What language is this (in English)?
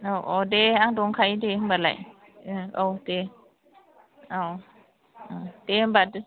Bodo